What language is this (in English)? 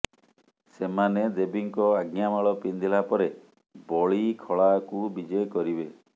Odia